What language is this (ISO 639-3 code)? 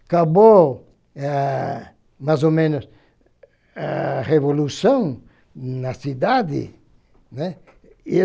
por